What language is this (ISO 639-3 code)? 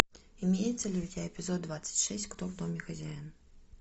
rus